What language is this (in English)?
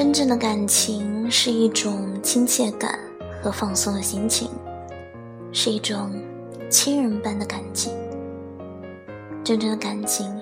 Chinese